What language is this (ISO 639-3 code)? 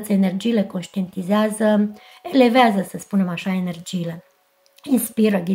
ron